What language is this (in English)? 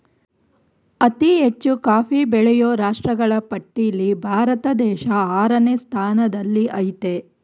Kannada